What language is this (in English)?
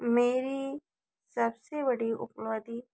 Hindi